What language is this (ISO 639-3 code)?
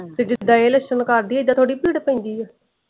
pan